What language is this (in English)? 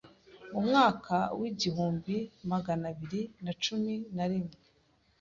Kinyarwanda